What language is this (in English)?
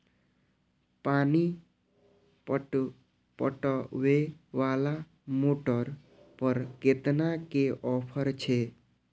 Maithili